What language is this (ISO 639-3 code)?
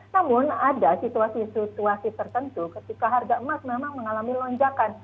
ind